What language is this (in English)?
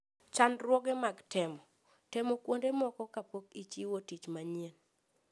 Luo (Kenya and Tanzania)